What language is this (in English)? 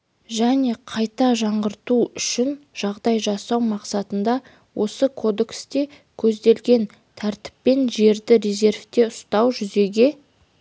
Kazakh